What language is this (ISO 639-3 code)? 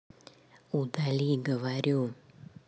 rus